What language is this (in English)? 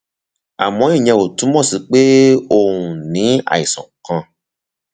Yoruba